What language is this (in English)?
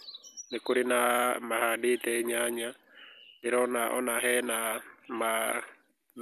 Kikuyu